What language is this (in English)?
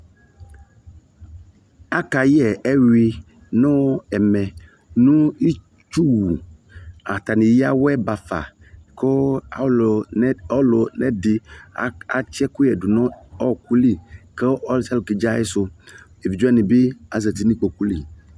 Ikposo